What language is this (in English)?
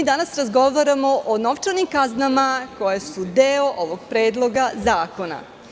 Serbian